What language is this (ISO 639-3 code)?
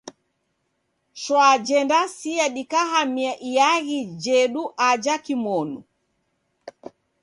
dav